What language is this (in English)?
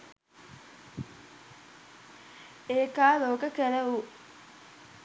Sinhala